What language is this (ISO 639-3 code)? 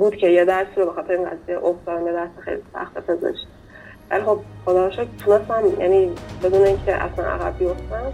fas